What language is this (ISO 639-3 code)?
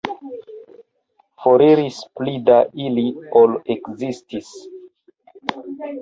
epo